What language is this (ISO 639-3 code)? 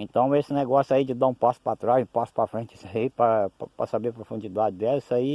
por